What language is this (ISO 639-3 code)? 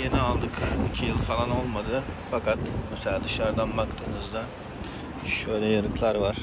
tur